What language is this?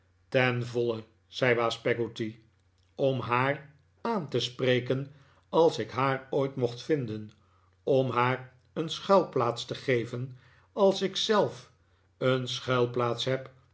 Dutch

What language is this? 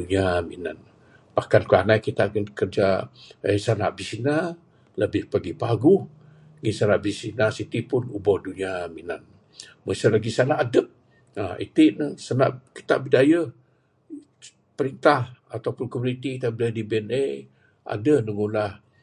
Bukar-Sadung Bidayuh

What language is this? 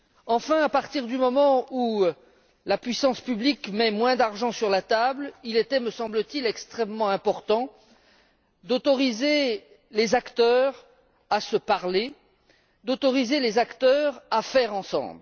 French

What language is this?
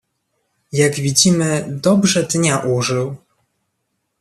Polish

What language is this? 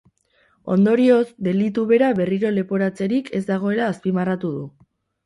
Basque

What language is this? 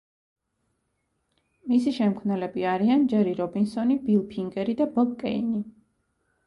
Georgian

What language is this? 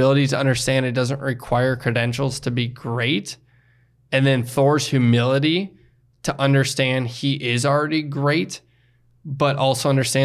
English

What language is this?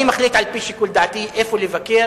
Hebrew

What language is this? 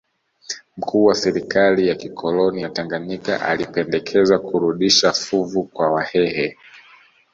Swahili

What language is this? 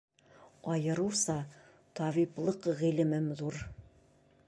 Bashkir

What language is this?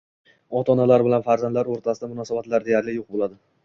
Uzbek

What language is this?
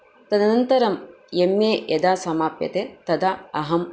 Sanskrit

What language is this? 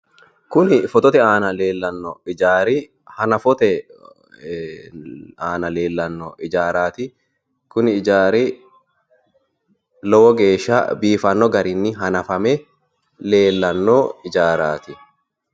Sidamo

